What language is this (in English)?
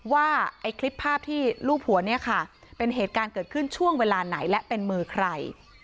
Thai